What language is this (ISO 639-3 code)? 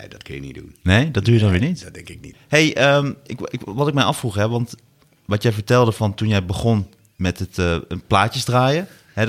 nld